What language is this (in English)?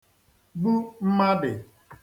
Igbo